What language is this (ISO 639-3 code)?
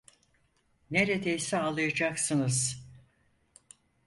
tur